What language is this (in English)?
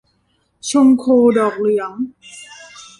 Thai